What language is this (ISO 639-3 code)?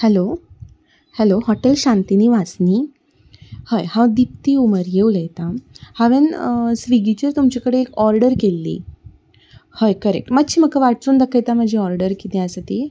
kok